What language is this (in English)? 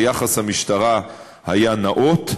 Hebrew